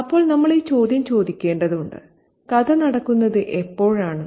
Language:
Malayalam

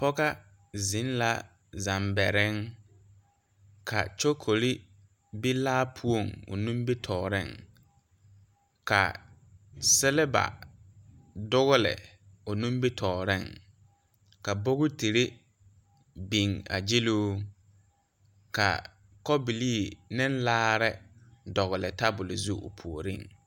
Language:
Southern Dagaare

